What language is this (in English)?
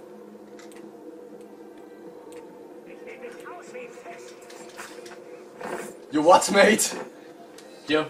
German